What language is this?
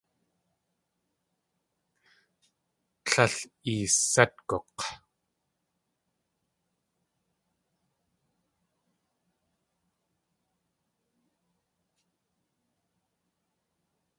Tlingit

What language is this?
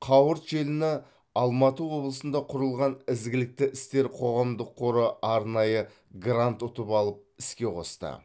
Kazakh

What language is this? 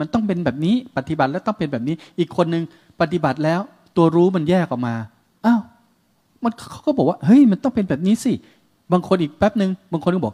Thai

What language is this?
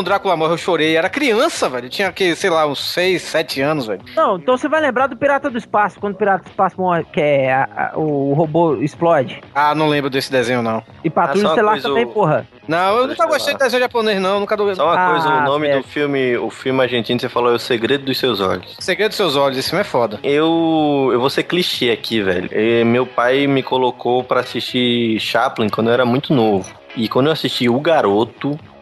Portuguese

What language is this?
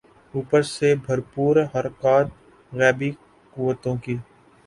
Urdu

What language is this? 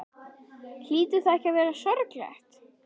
Icelandic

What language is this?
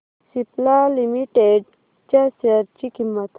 Marathi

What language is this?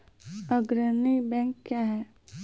Maithili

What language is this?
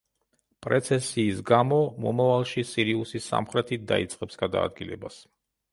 Georgian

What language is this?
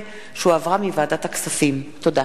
Hebrew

